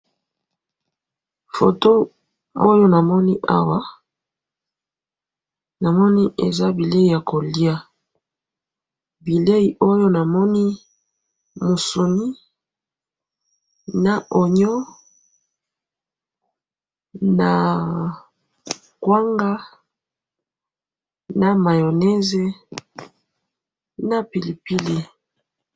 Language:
Lingala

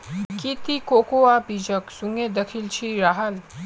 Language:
Magahi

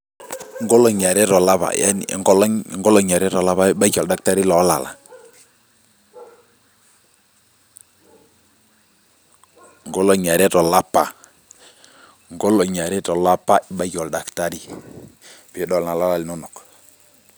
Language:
Masai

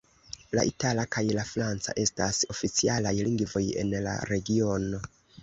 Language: Esperanto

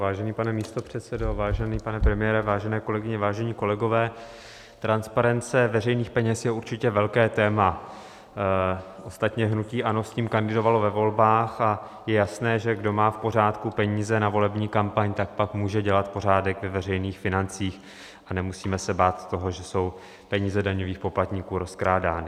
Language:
Czech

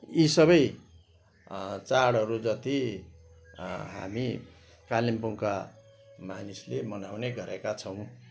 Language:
Nepali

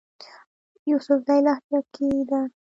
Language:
Pashto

